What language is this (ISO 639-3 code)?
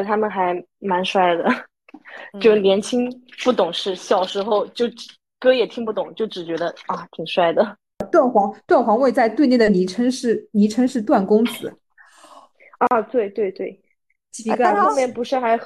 zho